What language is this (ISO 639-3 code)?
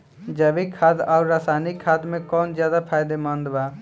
bho